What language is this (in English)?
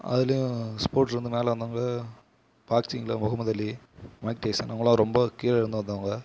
Tamil